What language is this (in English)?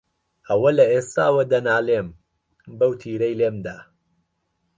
Central Kurdish